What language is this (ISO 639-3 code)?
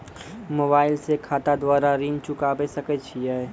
mai